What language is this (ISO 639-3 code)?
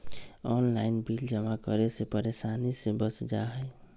mag